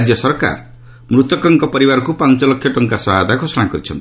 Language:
Odia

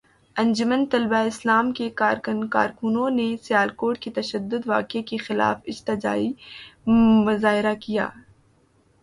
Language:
Urdu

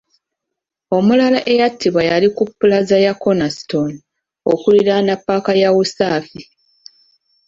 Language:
Ganda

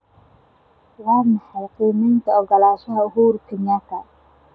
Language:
Somali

